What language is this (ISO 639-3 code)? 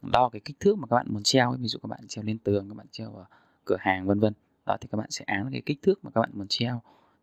vie